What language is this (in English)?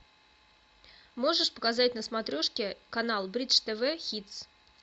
Russian